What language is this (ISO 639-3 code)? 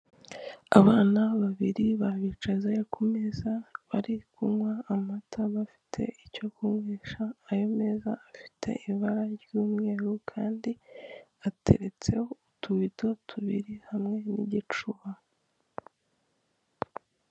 kin